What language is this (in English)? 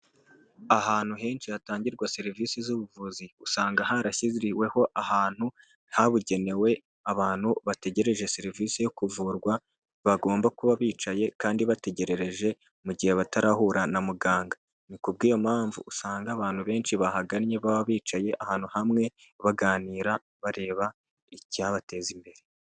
Kinyarwanda